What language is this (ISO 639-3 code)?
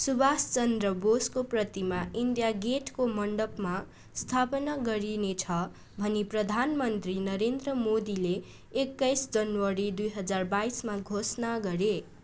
nep